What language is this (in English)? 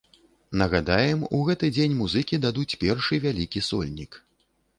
Belarusian